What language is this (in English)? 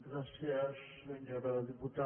Catalan